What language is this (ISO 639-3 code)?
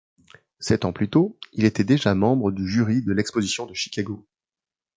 fra